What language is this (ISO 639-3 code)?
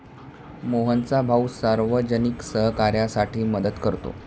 mar